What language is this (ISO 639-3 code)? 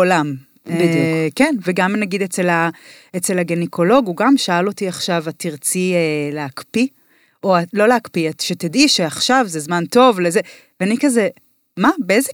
heb